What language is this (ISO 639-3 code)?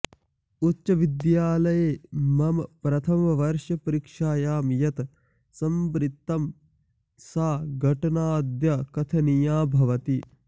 san